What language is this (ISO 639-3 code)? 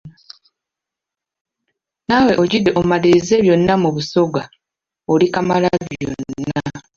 lug